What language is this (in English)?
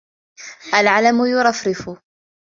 Arabic